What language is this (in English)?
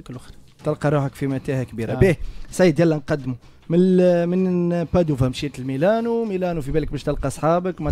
Arabic